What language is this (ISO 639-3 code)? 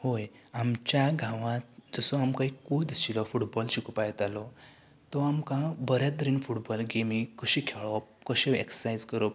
kok